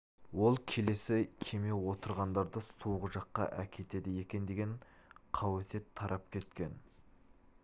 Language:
Kazakh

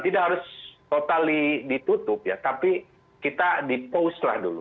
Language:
Indonesian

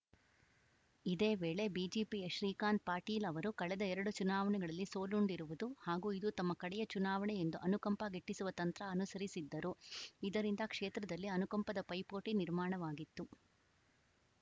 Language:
Kannada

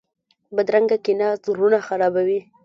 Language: Pashto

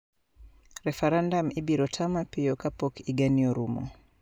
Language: Luo (Kenya and Tanzania)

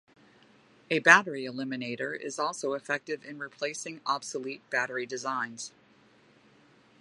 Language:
English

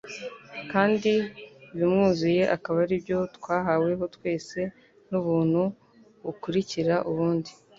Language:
Kinyarwanda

